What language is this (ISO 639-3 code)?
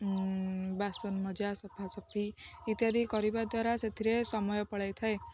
ori